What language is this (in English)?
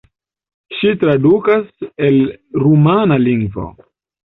Esperanto